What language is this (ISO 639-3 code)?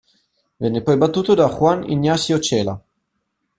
ita